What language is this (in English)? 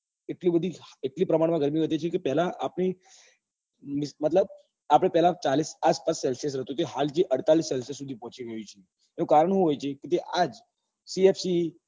Gujarati